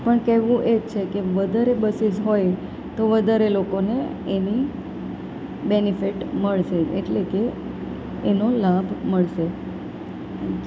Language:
Gujarati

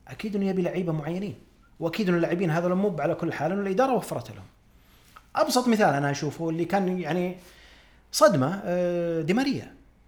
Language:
Arabic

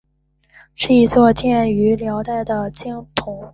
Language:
Chinese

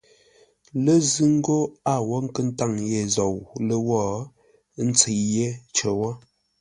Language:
Ngombale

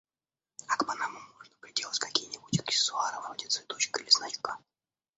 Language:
Russian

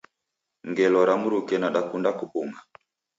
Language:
Taita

